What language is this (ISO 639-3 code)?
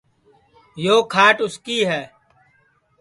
ssi